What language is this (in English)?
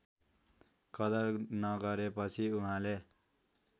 Nepali